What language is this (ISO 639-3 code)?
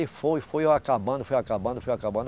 por